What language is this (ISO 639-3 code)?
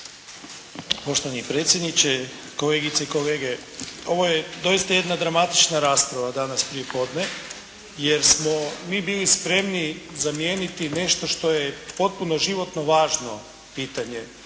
hrv